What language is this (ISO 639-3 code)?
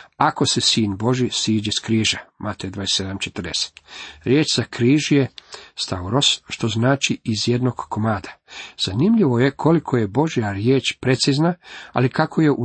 hrv